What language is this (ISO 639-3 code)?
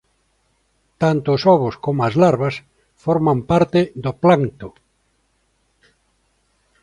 glg